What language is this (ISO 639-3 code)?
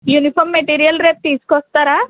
tel